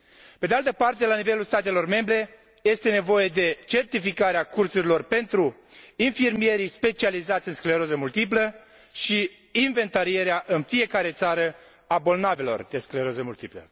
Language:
Romanian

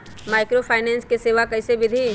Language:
Magahi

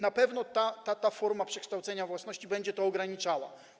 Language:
Polish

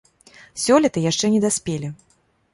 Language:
Belarusian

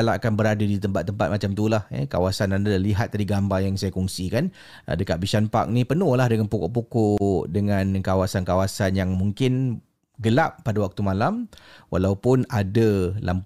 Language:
Malay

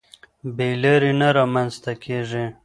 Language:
Pashto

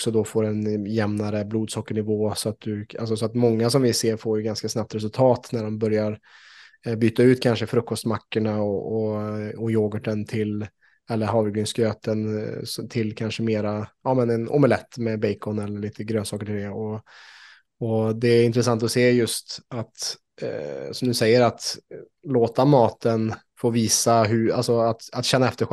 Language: Swedish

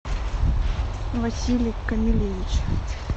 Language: Russian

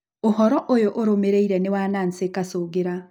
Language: Kikuyu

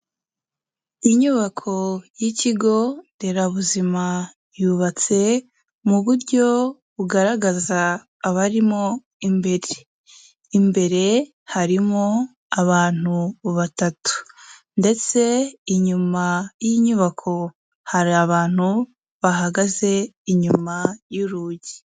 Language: Kinyarwanda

